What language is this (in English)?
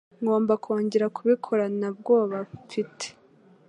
Kinyarwanda